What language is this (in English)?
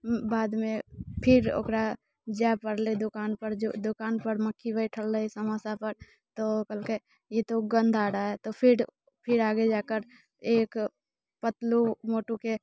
Maithili